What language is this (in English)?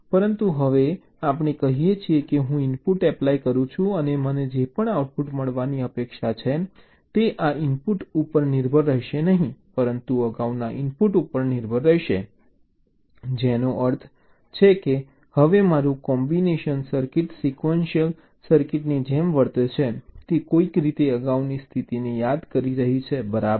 Gujarati